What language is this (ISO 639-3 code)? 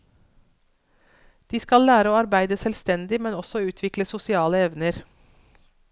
nor